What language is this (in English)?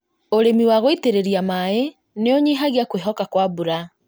Kikuyu